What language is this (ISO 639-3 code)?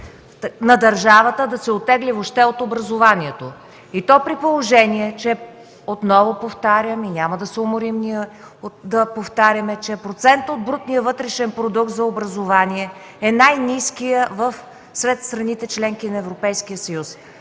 bul